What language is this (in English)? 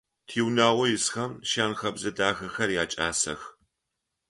Adyghe